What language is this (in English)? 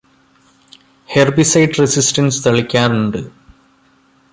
Malayalam